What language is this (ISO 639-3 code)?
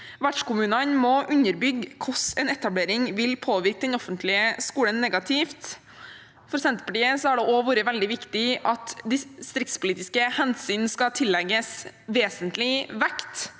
nor